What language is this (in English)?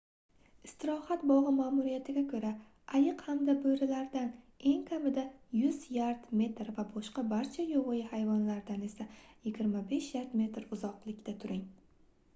Uzbek